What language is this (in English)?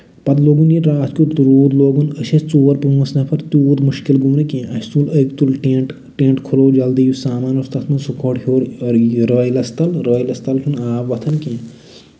Kashmiri